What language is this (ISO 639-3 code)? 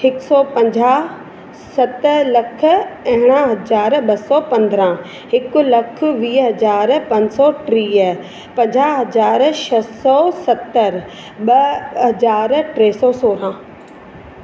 snd